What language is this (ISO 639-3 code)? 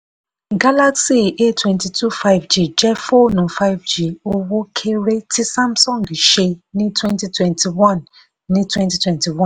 yor